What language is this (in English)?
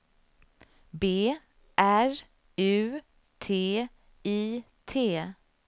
Swedish